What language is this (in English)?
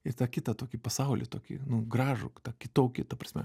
Lithuanian